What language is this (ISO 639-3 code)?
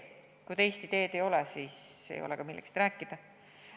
est